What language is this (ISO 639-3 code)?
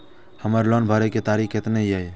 mai